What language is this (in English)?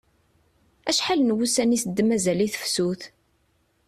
Kabyle